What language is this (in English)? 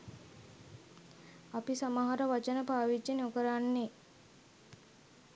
Sinhala